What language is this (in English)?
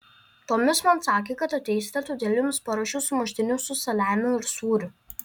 Lithuanian